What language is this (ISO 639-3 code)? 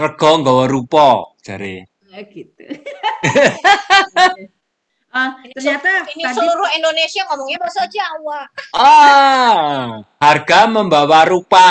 ind